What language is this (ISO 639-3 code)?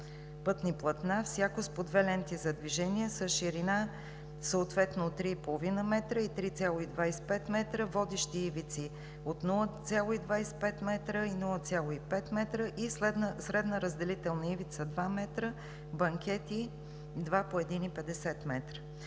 bul